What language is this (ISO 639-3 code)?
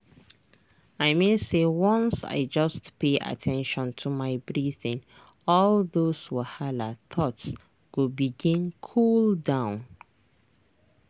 pcm